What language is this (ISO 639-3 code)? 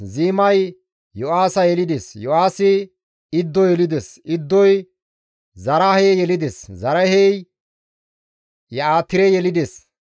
gmv